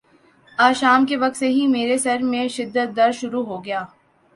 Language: Urdu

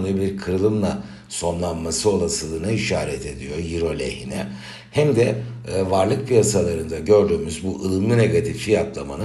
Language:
Turkish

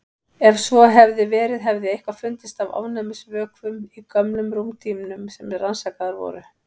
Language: Icelandic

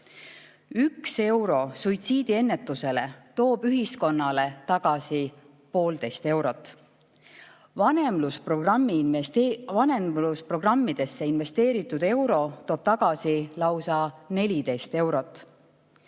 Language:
Estonian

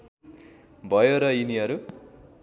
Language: Nepali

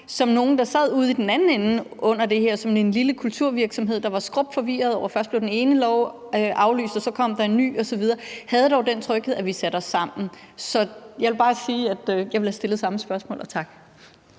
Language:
Danish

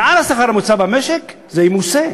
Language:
Hebrew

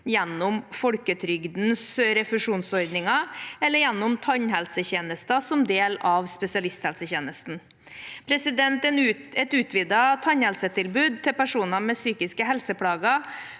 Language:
Norwegian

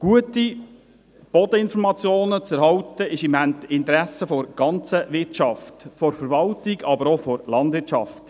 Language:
Swiss German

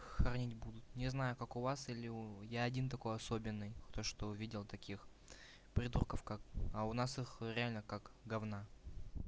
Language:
Russian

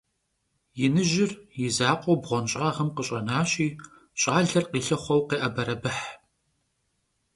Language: Kabardian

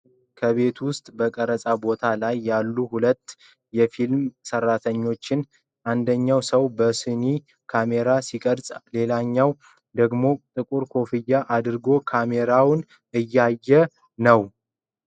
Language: Amharic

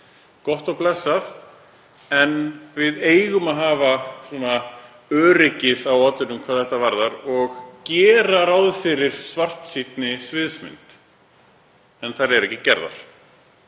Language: Icelandic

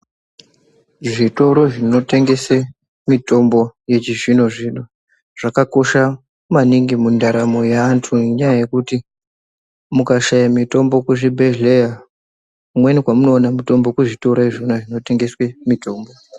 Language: Ndau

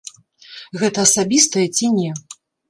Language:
Belarusian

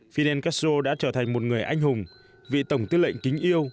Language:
Vietnamese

